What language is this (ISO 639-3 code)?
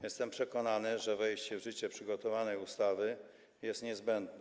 pol